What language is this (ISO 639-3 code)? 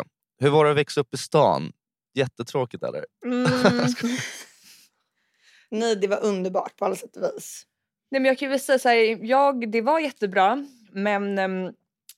swe